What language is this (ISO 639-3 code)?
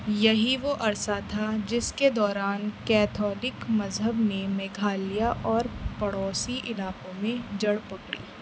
urd